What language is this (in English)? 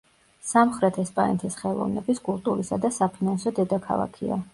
Georgian